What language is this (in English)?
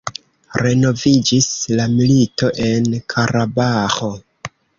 Esperanto